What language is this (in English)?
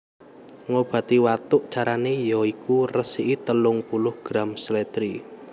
Javanese